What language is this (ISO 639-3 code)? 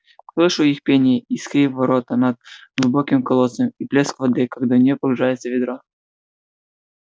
rus